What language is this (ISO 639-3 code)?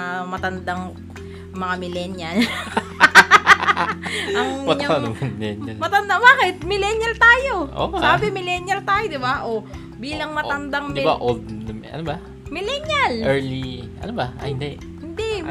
fil